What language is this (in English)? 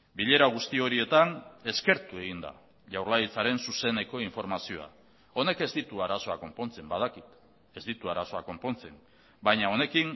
Basque